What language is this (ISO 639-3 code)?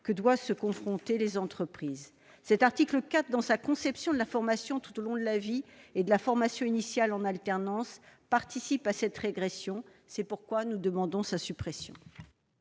fra